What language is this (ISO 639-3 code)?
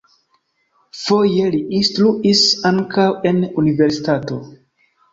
epo